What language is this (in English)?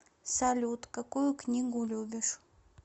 Russian